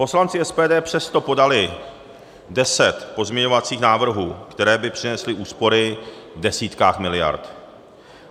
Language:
Czech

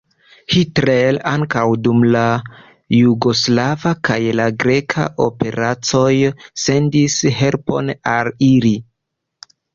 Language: Esperanto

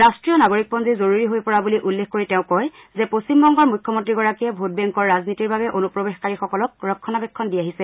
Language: Assamese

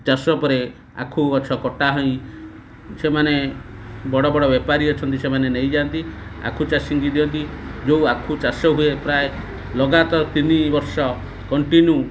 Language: Odia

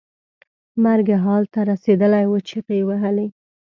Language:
Pashto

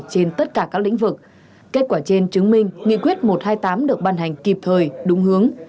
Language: Vietnamese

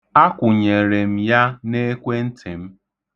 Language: Igbo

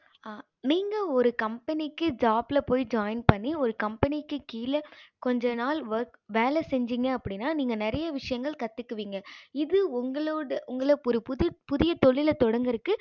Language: Tamil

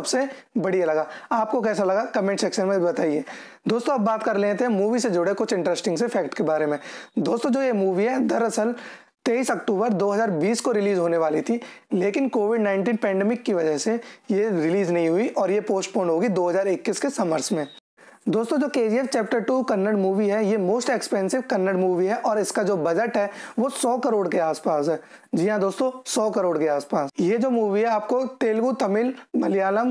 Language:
Hindi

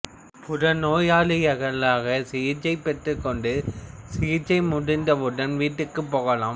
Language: Tamil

